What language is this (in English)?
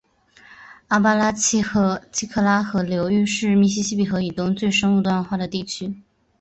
Chinese